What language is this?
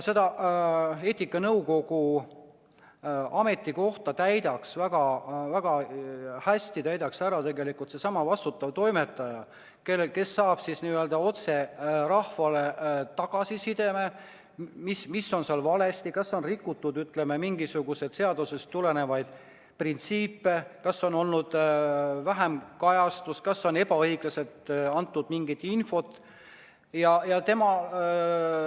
Estonian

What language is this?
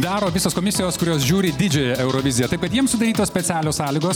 Lithuanian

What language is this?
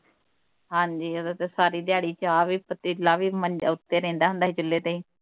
Punjabi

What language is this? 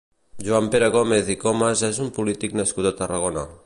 Catalan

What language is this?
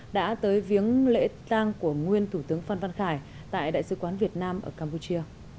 Vietnamese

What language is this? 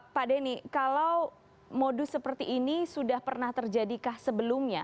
Indonesian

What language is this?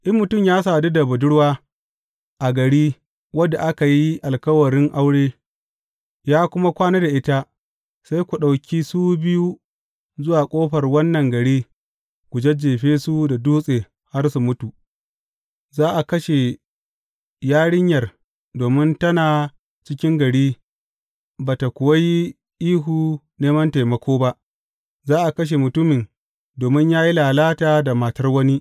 Hausa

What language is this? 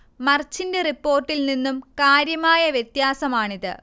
Malayalam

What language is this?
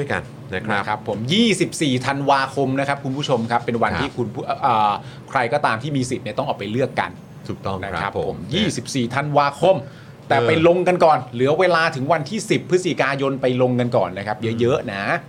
Thai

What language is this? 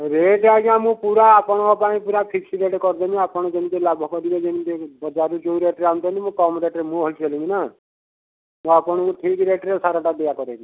Odia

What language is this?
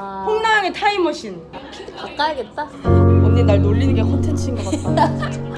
Korean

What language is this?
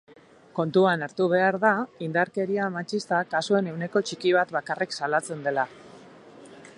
Basque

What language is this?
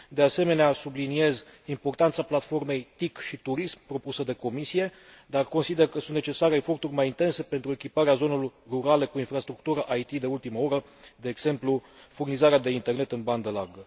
Romanian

